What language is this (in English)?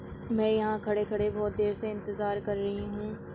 Urdu